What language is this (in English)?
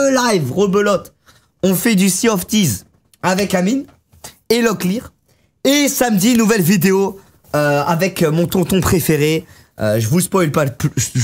French